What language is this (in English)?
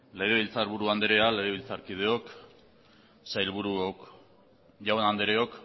Basque